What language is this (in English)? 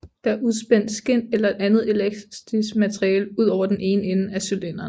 Danish